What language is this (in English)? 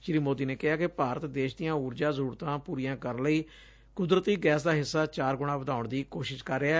Punjabi